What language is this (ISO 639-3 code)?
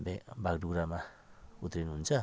nep